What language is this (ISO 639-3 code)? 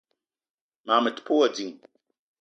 eto